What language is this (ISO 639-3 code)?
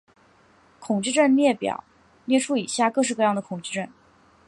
zho